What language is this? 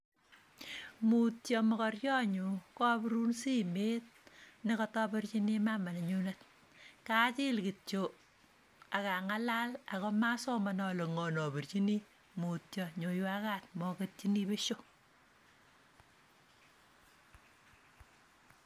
Kalenjin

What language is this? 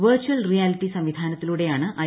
Malayalam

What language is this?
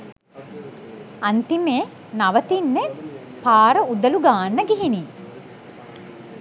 Sinhala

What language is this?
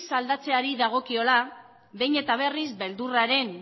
Basque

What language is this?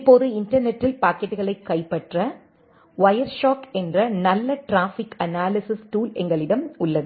Tamil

